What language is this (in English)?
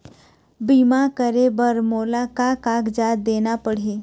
Chhattisgarhi